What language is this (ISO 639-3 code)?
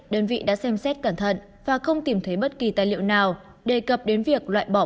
vie